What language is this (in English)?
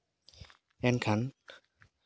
Santali